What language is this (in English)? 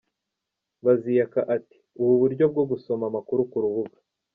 Kinyarwanda